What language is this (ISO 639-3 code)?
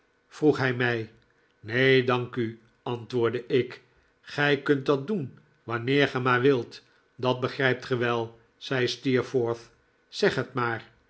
nld